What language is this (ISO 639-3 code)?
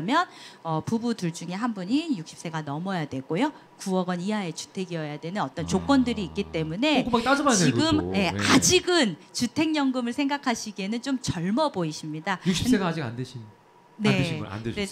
kor